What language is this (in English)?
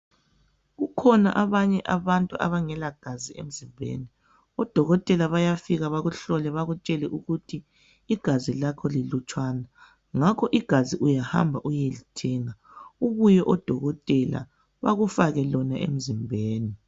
North Ndebele